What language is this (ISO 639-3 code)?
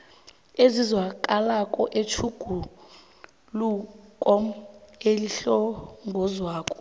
nbl